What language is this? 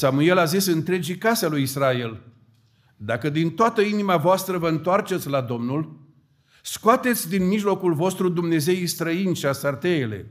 Romanian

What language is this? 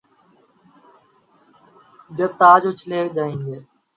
Urdu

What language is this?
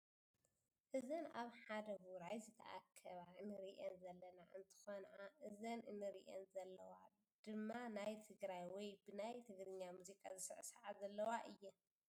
Tigrinya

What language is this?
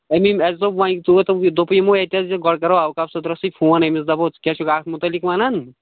Kashmiri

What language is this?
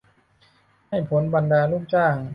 Thai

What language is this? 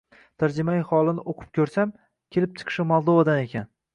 Uzbek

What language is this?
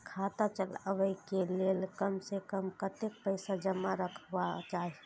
Maithili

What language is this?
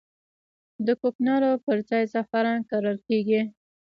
Pashto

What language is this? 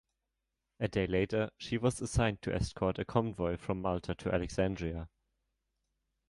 English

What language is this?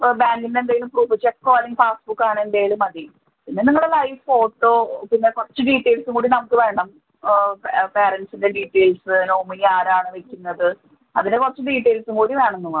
Malayalam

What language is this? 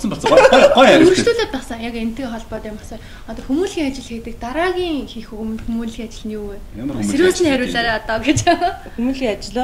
Bulgarian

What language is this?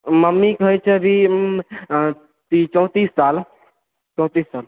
Maithili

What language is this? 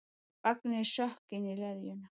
Icelandic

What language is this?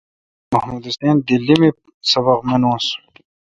Kalkoti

